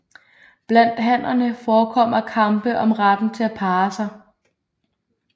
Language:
Danish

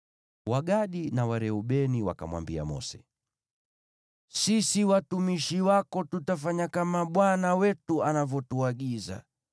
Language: Swahili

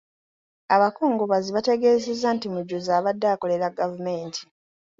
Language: Ganda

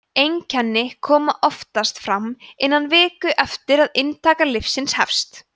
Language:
Icelandic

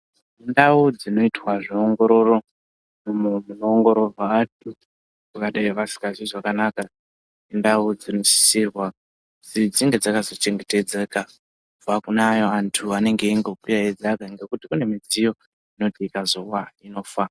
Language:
Ndau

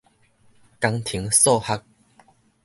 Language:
Min Nan Chinese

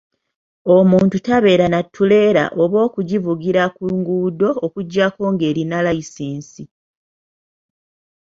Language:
Ganda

